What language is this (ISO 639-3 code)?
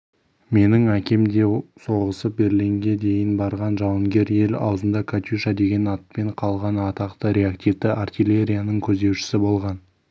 kaz